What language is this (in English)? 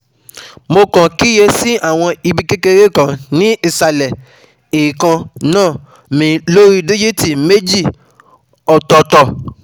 Yoruba